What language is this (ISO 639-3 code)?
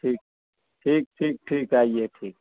urd